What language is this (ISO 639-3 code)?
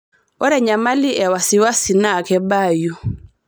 mas